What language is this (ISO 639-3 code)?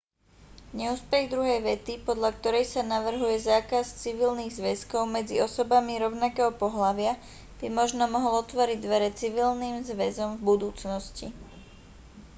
slk